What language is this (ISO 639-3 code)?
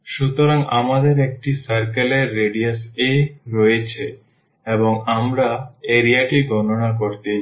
ben